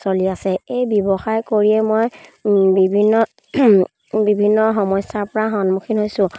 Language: Assamese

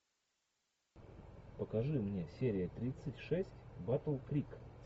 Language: Russian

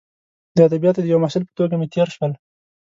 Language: Pashto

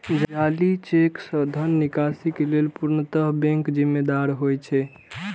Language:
Maithili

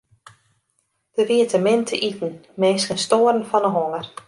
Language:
Western Frisian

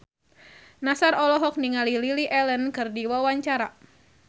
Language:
Sundanese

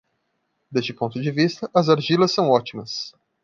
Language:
Portuguese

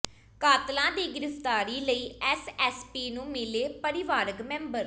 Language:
Punjabi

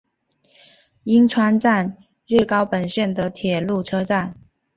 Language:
Chinese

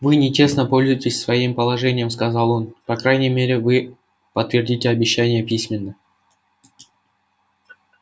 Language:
Russian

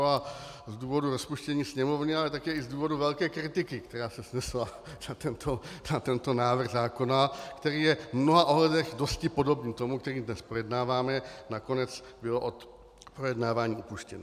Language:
Czech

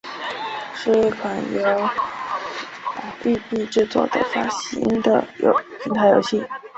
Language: Chinese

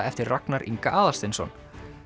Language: Icelandic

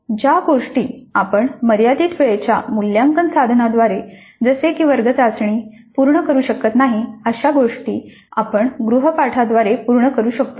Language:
Marathi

